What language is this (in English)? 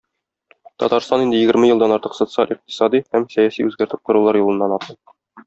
Tatar